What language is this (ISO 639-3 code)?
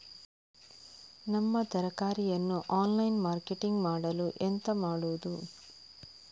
kan